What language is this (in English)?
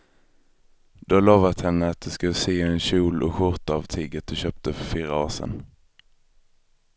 Swedish